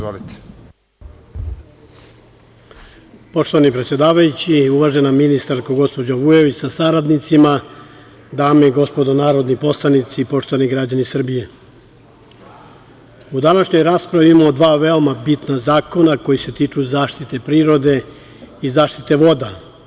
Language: Serbian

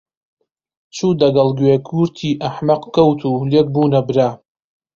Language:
Central Kurdish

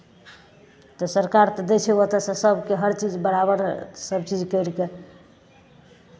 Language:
Maithili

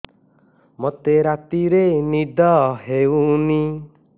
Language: Odia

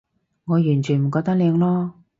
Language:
Cantonese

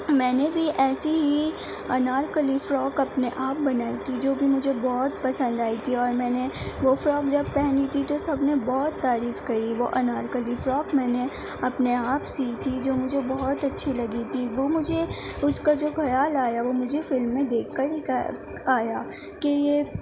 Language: Urdu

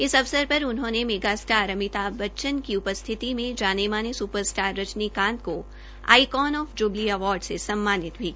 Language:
Hindi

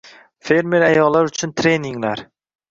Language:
Uzbek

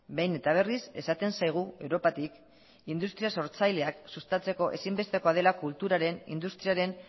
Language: Basque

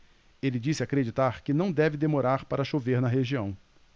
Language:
Portuguese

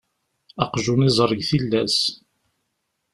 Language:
Kabyle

